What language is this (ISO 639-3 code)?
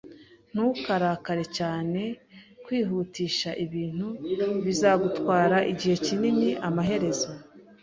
kin